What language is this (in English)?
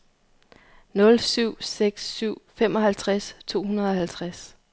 Danish